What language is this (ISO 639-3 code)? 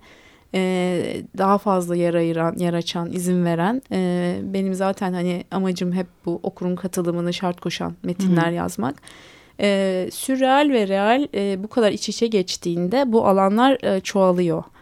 tur